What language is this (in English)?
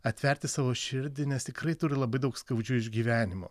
Lithuanian